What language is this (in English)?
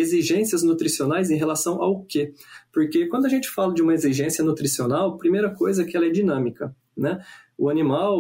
Portuguese